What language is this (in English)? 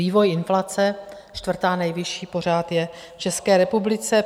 Czech